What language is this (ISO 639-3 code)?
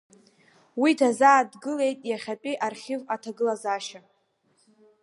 abk